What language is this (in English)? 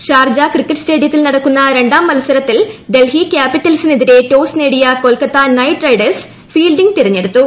Malayalam